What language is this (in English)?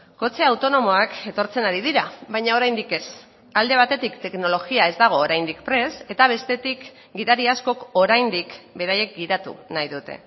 Basque